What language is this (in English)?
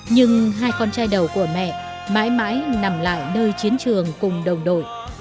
Vietnamese